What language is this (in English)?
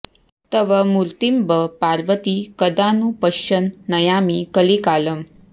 Sanskrit